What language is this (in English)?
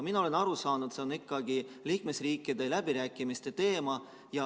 Estonian